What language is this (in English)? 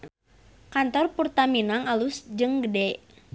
Sundanese